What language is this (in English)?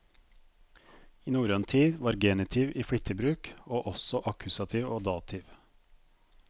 Norwegian